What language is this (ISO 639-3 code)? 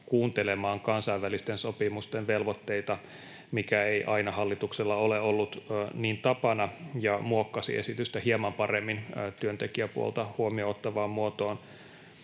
fin